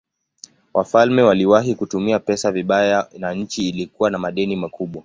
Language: Swahili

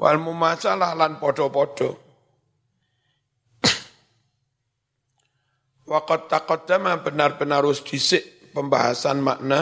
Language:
Indonesian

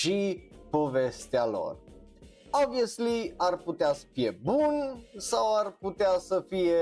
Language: Romanian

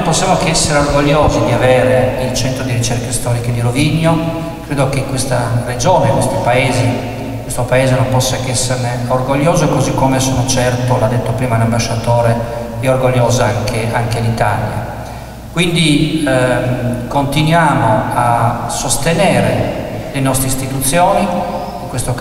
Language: Italian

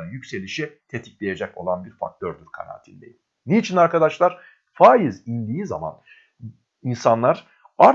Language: Turkish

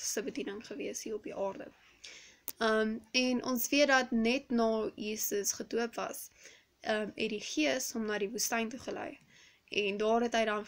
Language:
Dutch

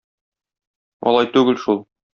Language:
Tatar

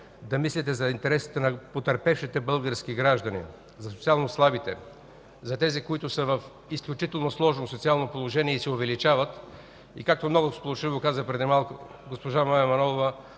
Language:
Bulgarian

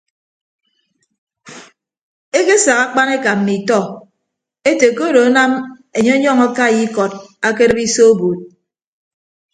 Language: Ibibio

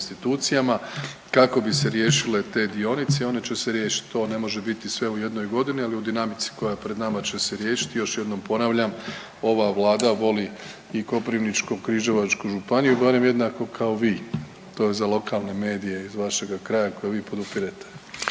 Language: Croatian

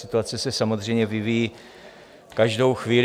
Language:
Czech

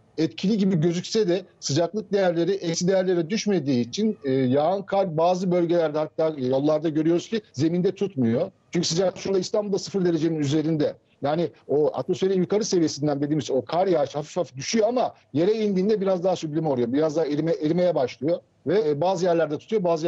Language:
Turkish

